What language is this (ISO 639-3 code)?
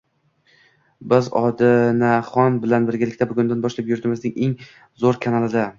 uzb